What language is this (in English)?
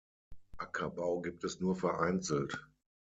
German